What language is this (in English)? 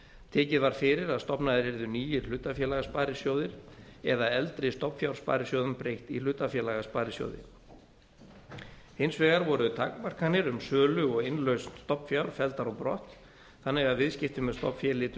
Icelandic